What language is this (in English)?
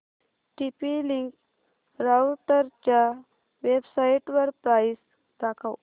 Marathi